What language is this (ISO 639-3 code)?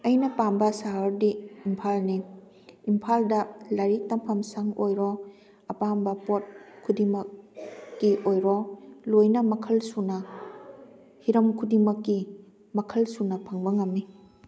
mni